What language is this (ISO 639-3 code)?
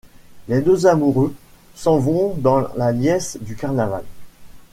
fra